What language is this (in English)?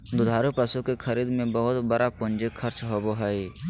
Magahi